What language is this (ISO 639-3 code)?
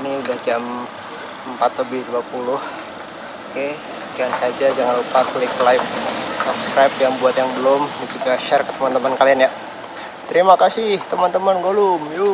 ind